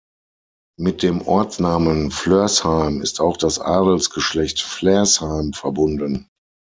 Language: German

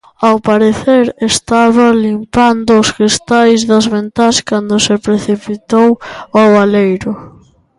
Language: Galician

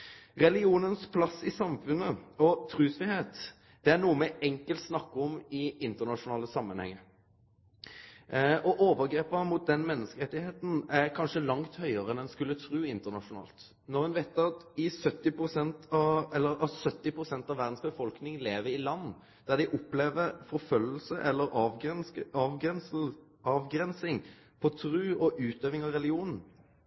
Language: Norwegian Nynorsk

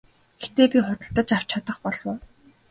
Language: Mongolian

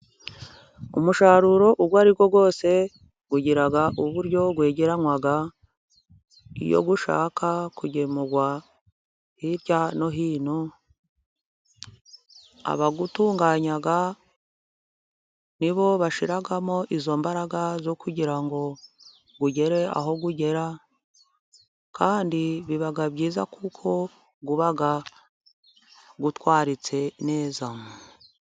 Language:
Kinyarwanda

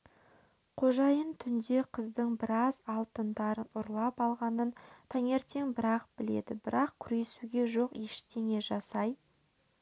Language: Kazakh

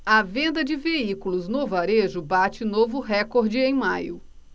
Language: Portuguese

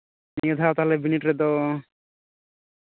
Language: Santali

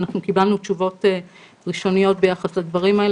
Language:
Hebrew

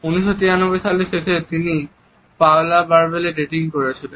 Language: Bangla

